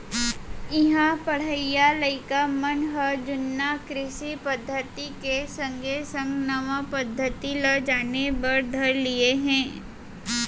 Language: Chhattisgarhi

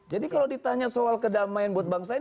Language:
Indonesian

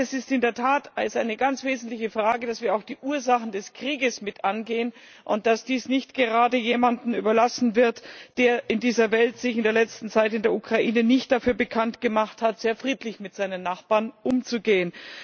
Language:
German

